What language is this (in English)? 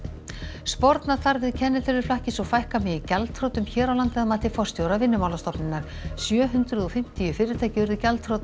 Icelandic